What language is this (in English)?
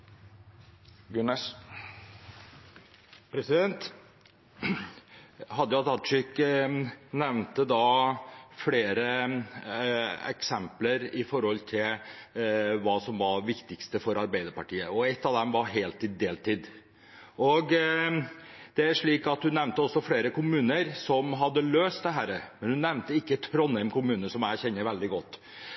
Norwegian